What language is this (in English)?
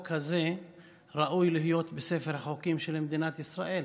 Hebrew